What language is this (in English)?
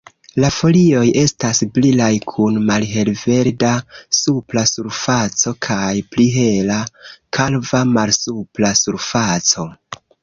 Esperanto